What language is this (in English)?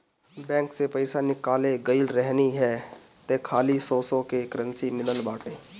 Bhojpuri